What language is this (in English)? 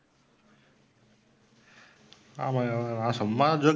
Tamil